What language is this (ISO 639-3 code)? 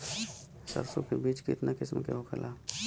bho